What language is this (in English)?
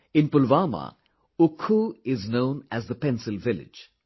English